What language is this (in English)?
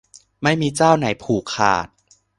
Thai